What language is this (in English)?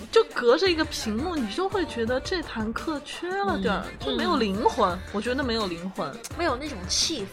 Chinese